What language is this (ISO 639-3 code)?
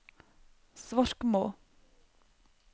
nor